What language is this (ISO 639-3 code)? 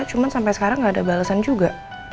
ind